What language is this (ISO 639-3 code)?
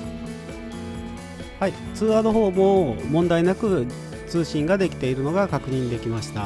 jpn